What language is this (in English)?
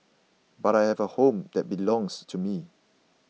English